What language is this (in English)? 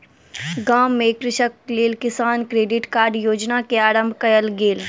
Maithili